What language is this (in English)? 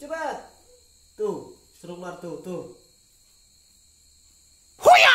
Indonesian